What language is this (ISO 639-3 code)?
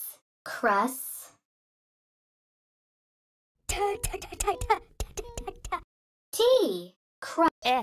eng